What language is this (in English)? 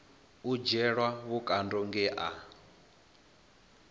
Venda